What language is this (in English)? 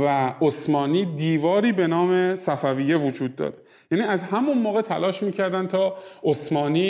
Persian